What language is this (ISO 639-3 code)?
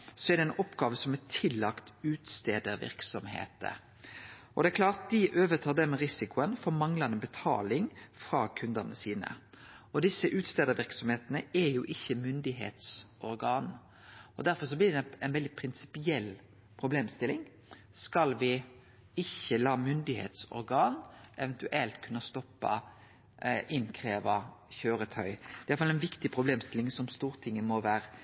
nno